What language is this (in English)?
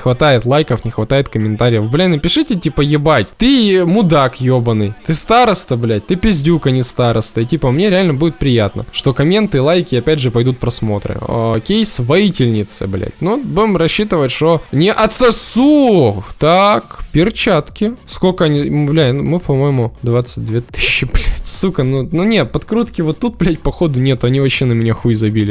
Russian